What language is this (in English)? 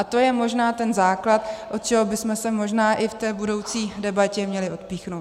Czech